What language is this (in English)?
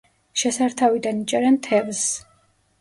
Georgian